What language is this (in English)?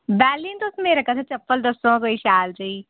Dogri